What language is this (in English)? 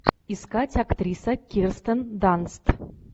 Russian